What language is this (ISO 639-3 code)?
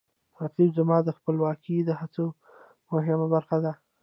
pus